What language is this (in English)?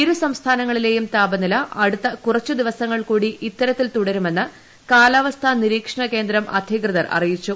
Malayalam